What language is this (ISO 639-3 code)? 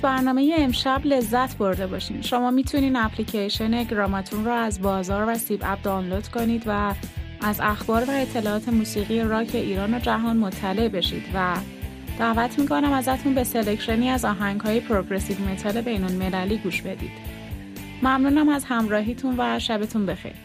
fas